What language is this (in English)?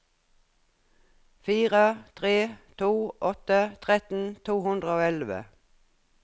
Norwegian